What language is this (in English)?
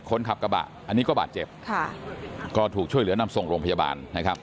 Thai